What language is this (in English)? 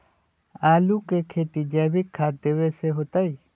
Magahi